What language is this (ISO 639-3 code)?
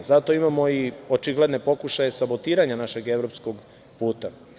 srp